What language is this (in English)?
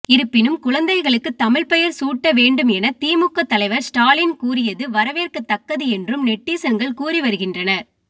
Tamil